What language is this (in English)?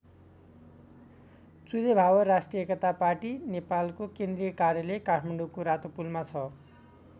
Nepali